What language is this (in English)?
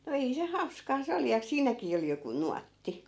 Finnish